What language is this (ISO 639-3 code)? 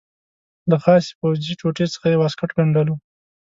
pus